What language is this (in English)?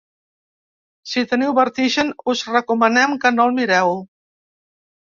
Catalan